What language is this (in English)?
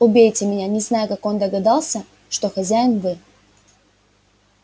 Russian